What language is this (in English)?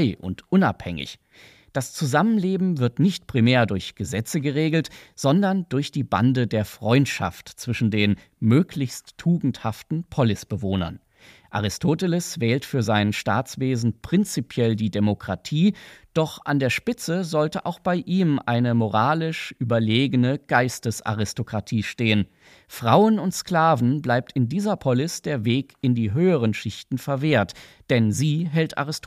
German